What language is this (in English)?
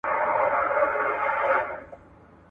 Pashto